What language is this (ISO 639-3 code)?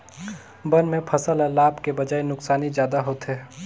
hne